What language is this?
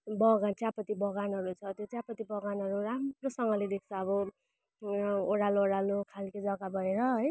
Nepali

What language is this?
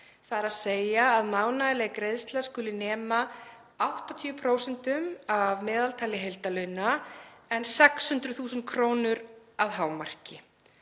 Icelandic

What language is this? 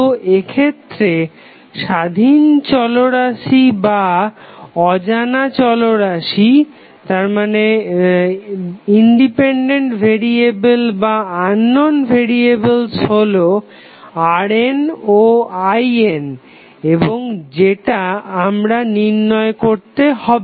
Bangla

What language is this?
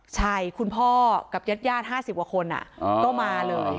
Thai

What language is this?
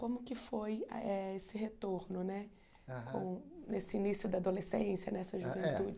Portuguese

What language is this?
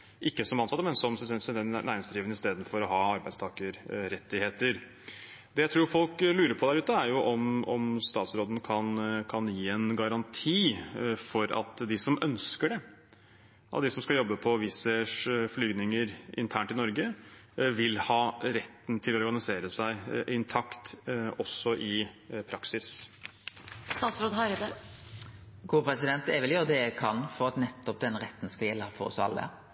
Norwegian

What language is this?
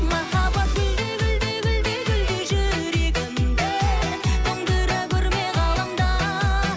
Kazakh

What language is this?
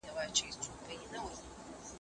Pashto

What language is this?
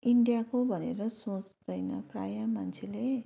Nepali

